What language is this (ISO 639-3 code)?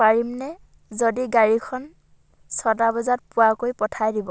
asm